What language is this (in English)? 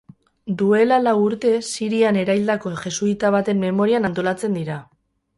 Basque